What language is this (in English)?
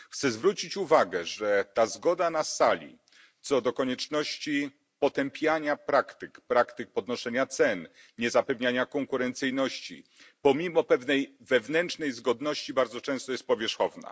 Polish